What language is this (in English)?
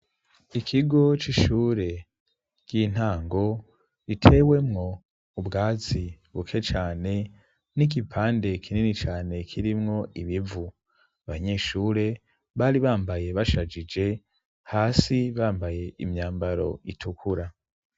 Rundi